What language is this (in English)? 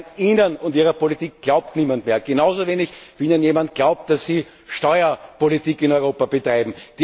German